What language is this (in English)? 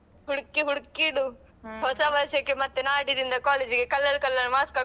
Kannada